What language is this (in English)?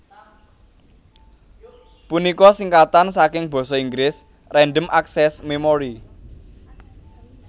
Javanese